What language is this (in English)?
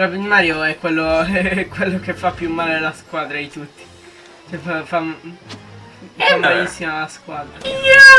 Italian